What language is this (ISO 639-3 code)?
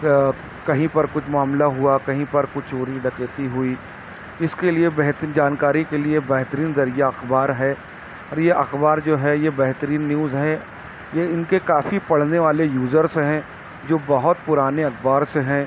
urd